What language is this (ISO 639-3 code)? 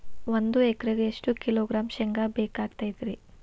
kan